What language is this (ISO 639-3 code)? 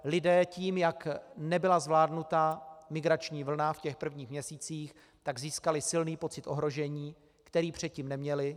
ces